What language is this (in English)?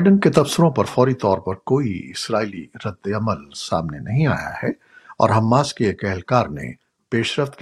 Urdu